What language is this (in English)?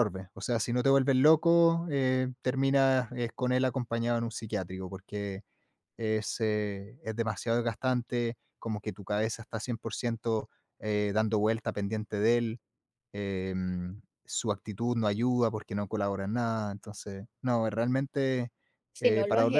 Spanish